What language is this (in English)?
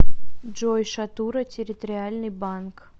Russian